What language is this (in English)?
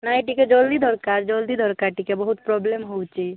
Odia